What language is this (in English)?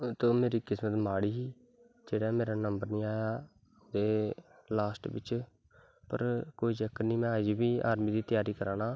Dogri